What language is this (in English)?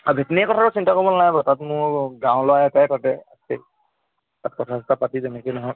Assamese